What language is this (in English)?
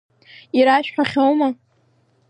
Abkhazian